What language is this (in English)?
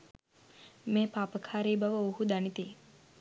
Sinhala